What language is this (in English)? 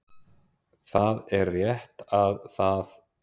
Icelandic